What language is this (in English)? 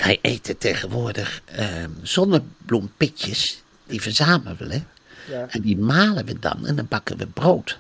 Dutch